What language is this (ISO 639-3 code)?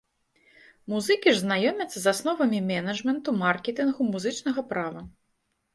bel